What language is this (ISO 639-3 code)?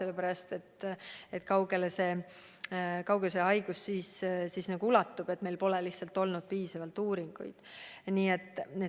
est